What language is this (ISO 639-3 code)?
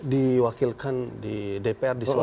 ind